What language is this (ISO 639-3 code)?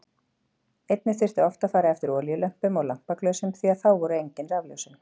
isl